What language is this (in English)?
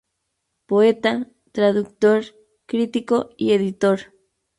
Spanish